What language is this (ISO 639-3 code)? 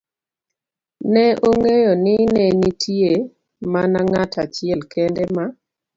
luo